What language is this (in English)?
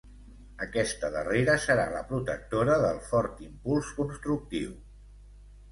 Catalan